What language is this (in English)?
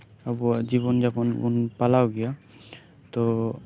Santali